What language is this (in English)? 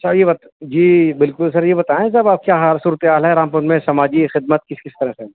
Urdu